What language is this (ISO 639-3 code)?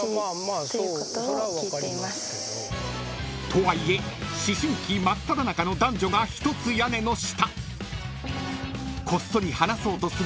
jpn